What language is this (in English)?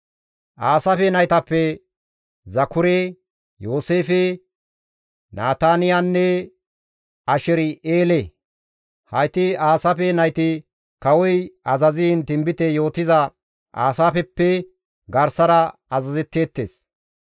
Gamo